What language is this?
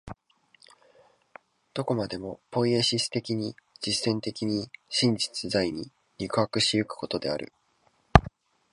Japanese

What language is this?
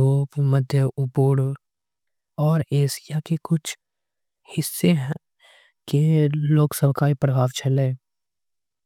Angika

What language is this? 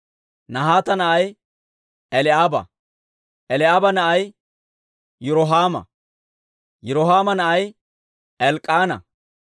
Dawro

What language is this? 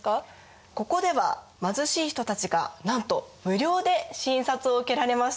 Japanese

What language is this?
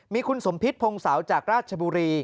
Thai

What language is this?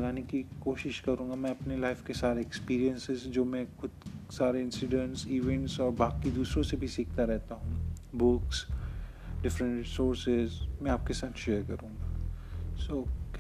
Hindi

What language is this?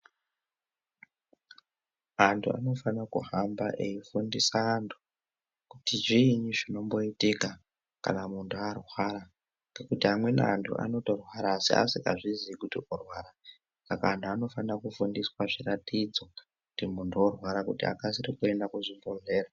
Ndau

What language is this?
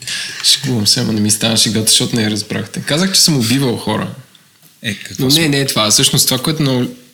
Bulgarian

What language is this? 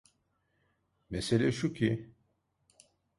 Turkish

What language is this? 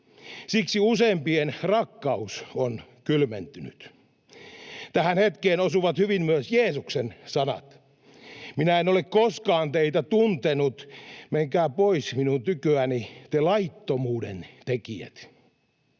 Finnish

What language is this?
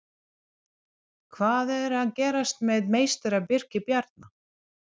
Icelandic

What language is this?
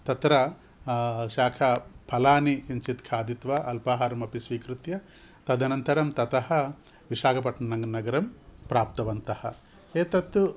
Sanskrit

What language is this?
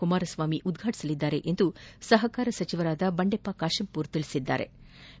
Kannada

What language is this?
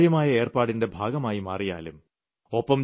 Malayalam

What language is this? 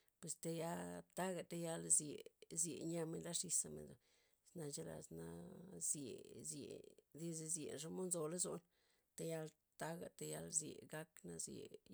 Loxicha Zapotec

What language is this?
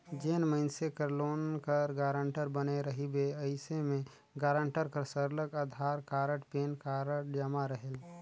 Chhattisgarhi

